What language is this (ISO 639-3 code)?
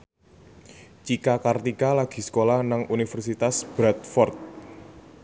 jav